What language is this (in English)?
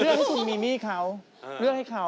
Thai